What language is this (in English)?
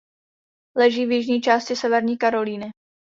Czech